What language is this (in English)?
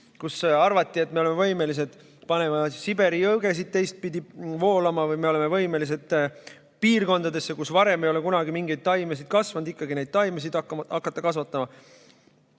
Estonian